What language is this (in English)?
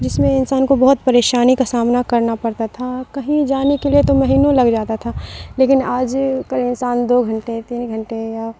Urdu